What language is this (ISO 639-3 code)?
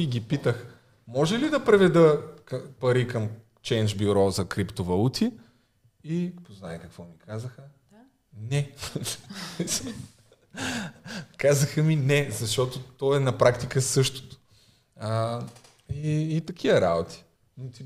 bul